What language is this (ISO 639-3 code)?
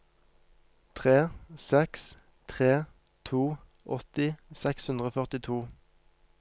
nor